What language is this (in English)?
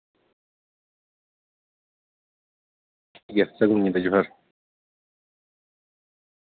Santali